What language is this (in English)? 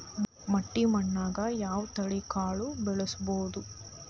Kannada